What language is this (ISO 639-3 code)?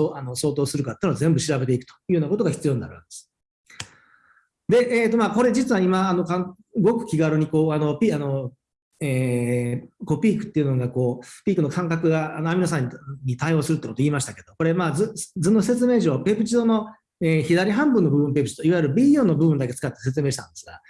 jpn